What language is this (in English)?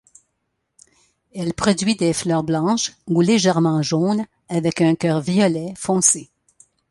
French